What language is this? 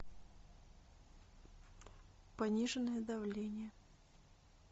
Russian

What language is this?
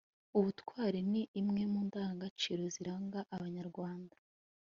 Kinyarwanda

